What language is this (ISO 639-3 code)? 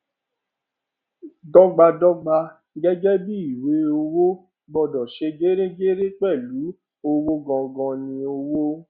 yor